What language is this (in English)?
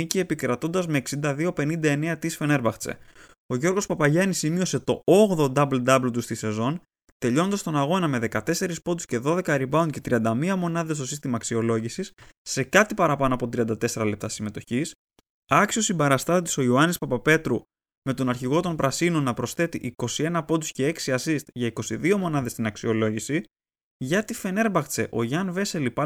Greek